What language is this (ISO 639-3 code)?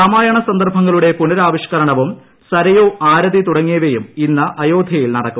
mal